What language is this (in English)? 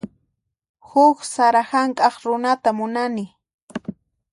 Puno Quechua